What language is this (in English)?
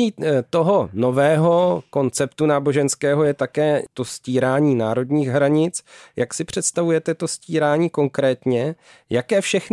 Czech